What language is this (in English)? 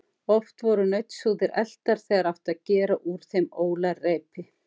Icelandic